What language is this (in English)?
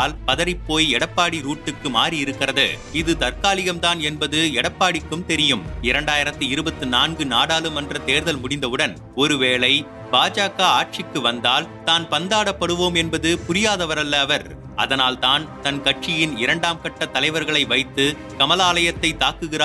Tamil